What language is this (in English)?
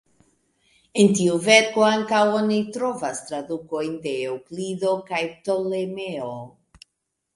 Esperanto